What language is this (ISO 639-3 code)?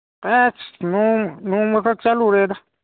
mni